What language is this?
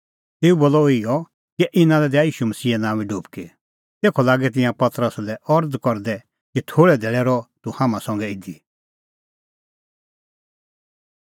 Kullu Pahari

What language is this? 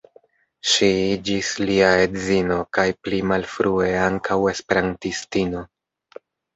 Esperanto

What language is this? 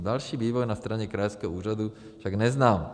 Czech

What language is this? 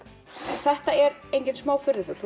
Icelandic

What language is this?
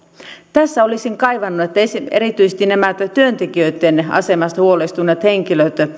Finnish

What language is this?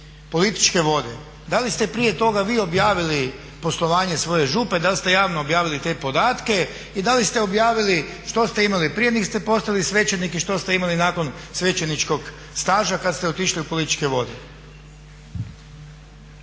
Croatian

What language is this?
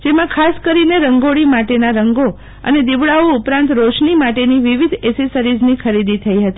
Gujarati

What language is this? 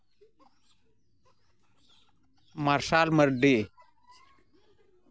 Santali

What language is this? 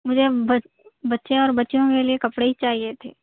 Urdu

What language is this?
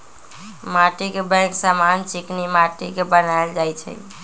Magahi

